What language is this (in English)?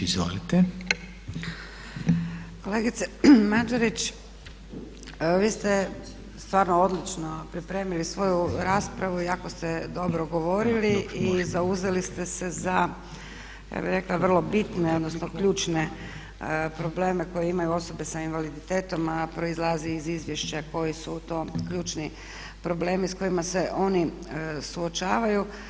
Croatian